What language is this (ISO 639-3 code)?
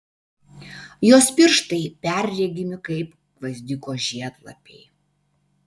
lit